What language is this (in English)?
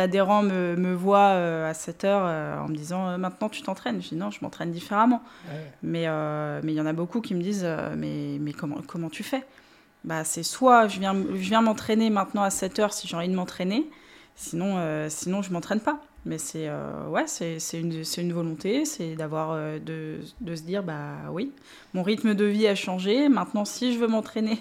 French